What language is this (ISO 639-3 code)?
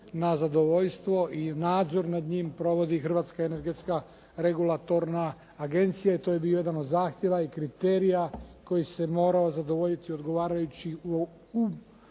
hrv